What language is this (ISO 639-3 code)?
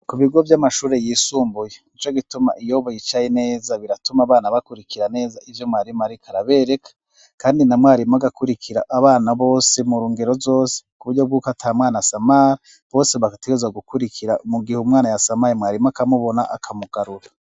run